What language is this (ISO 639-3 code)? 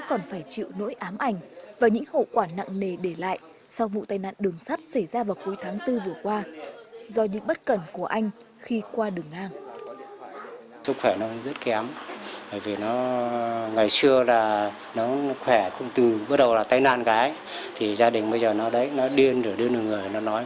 vie